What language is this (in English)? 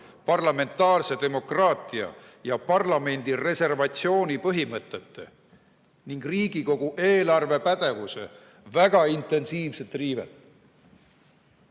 Estonian